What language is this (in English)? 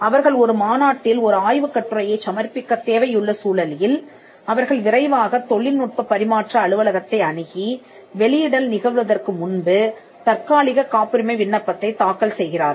Tamil